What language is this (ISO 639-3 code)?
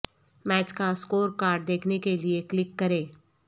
urd